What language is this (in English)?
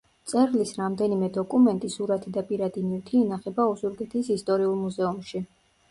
Georgian